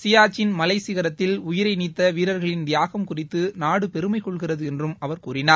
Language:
Tamil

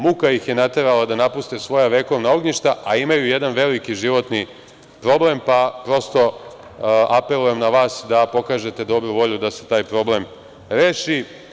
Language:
Serbian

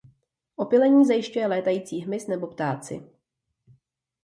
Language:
Czech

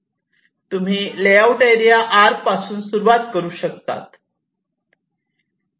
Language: Marathi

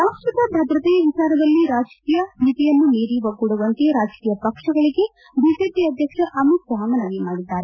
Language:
Kannada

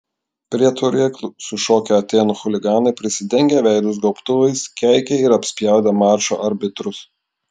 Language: Lithuanian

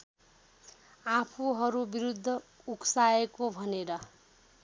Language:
Nepali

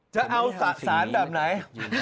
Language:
Thai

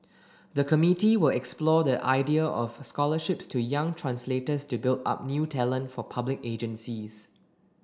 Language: English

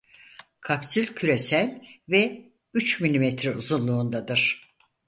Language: Turkish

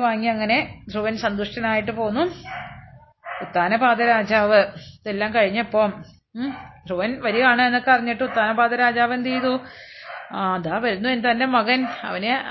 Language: Malayalam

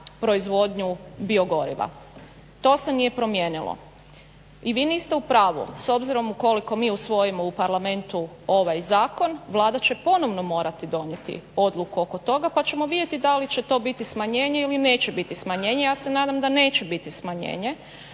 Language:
Croatian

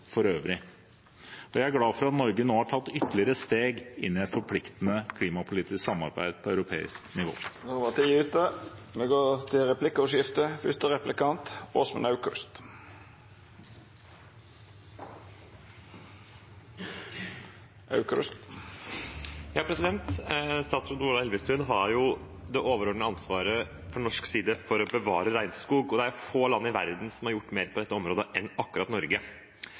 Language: Norwegian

